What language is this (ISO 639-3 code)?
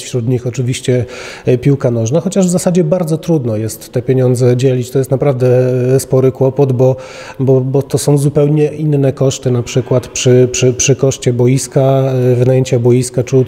pol